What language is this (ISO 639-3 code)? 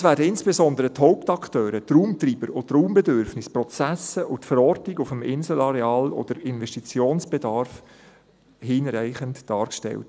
gsw